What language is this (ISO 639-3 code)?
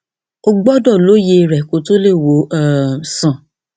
yor